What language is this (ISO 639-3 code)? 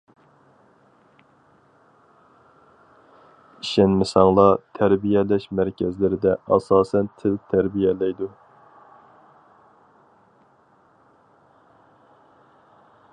uig